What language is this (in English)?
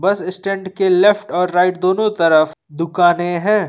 Hindi